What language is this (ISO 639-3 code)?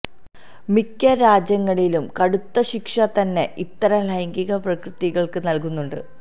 mal